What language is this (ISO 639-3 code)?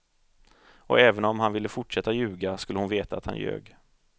swe